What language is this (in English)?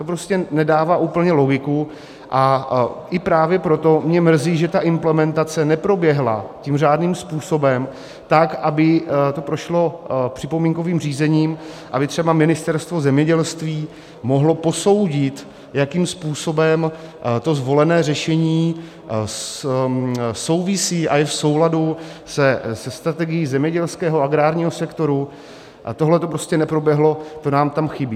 Czech